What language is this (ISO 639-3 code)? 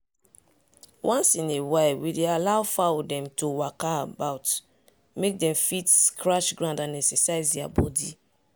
pcm